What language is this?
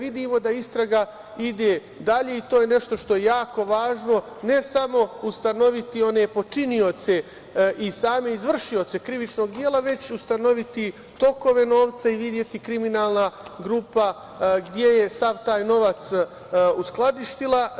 Serbian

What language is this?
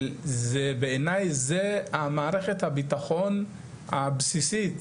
Hebrew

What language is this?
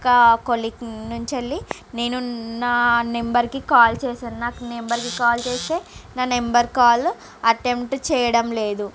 Telugu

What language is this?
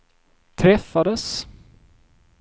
Swedish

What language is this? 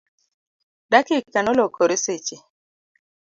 Luo (Kenya and Tanzania)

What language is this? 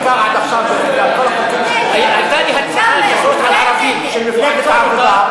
Hebrew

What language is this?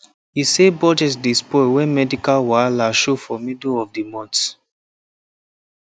Nigerian Pidgin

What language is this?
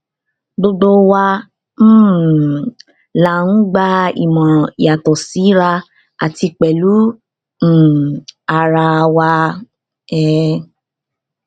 Yoruba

